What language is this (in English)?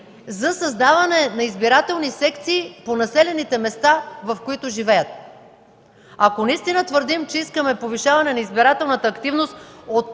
Bulgarian